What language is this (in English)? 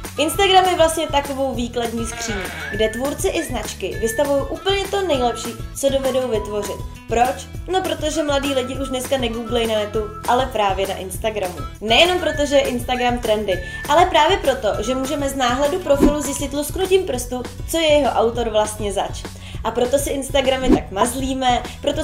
Czech